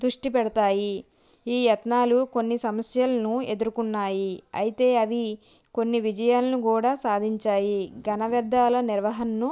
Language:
Telugu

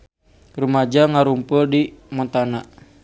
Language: Sundanese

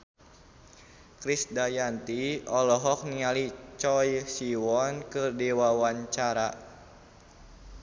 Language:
Sundanese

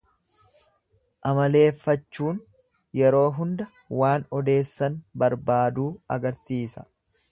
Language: Oromo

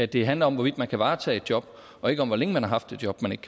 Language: Danish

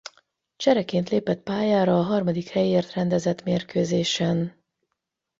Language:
Hungarian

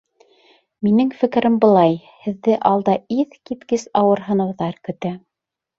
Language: Bashkir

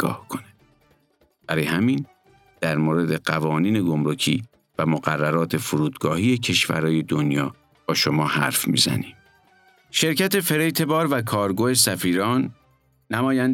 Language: Persian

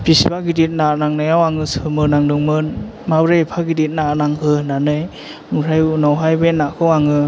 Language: Bodo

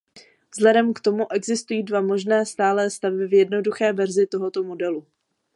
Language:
Czech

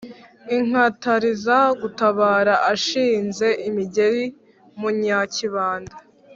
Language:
Kinyarwanda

